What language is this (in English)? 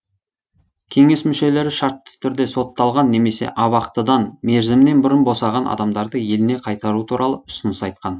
Kazakh